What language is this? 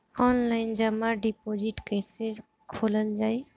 Bhojpuri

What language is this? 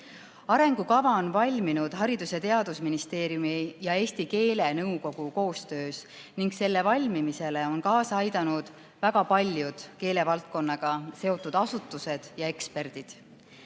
Estonian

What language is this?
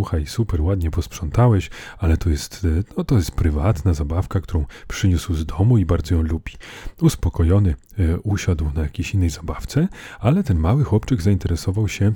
Polish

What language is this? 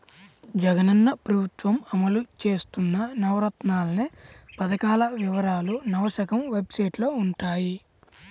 Telugu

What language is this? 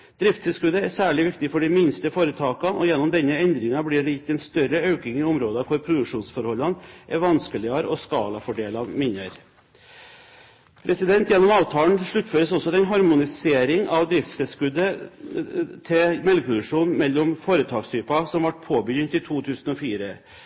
Norwegian Bokmål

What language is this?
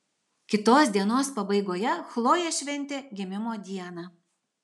Lithuanian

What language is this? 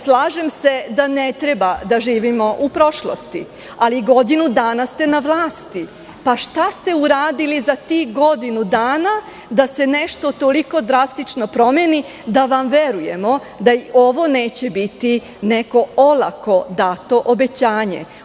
Serbian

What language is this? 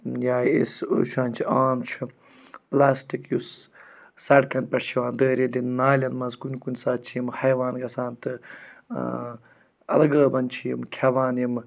Kashmiri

